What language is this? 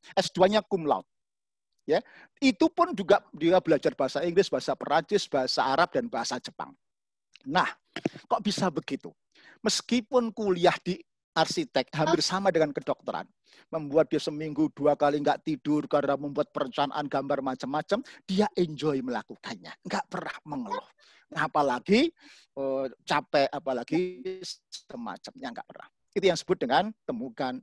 Indonesian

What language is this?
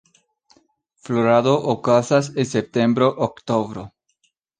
Esperanto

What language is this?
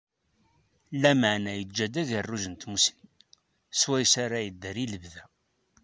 Kabyle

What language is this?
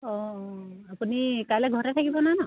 Assamese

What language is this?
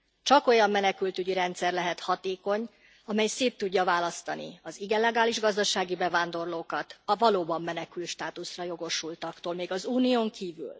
Hungarian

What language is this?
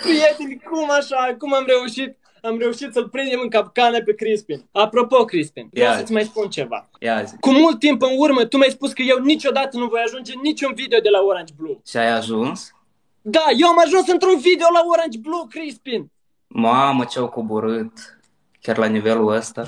Romanian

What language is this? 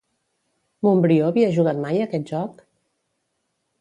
Catalan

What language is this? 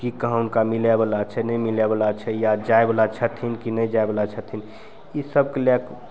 Maithili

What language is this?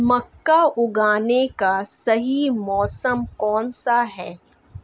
Hindi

